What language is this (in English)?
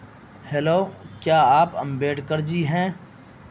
Urdu